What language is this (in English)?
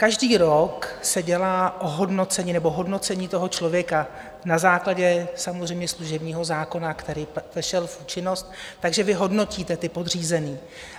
Czech